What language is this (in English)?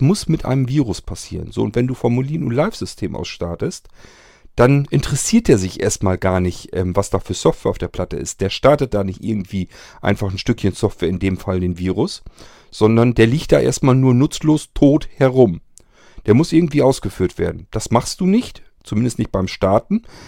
German